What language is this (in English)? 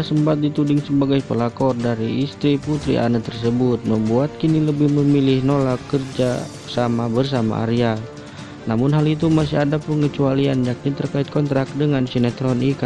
Indonesian